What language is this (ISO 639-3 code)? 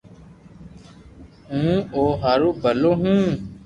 lrk